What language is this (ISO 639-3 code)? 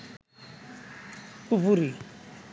ben